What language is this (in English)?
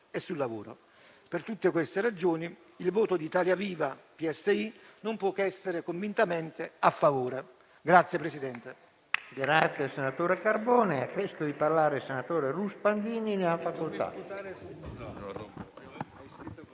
Italian